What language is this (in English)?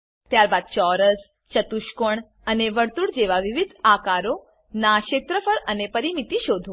Gujarati